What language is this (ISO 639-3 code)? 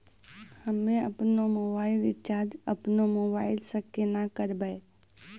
mai